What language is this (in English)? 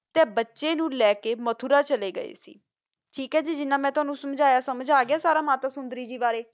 Punjabi